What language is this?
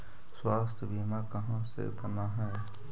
Magahi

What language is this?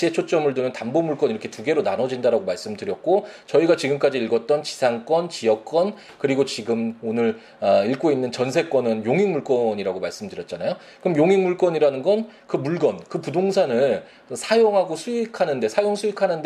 Korean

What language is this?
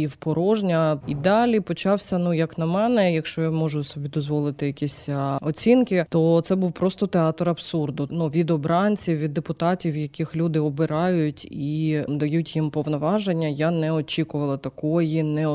Ukrainian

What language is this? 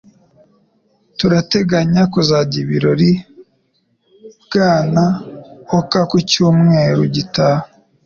Kinyarwanda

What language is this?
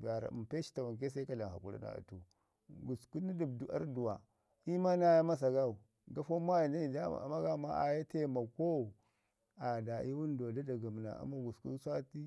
Ngizim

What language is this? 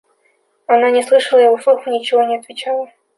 Russian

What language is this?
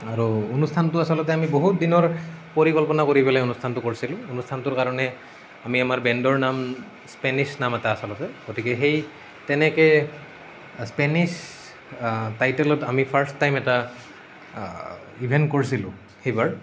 Assamese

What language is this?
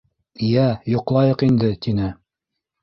Bashkir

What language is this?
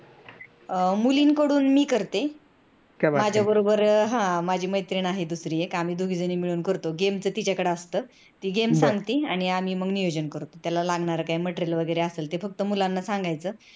Marathi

